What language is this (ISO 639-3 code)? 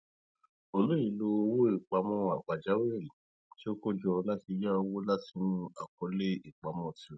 yor